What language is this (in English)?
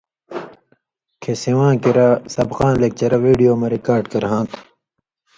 Indus Kohistani